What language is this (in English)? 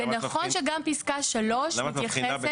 Hebrew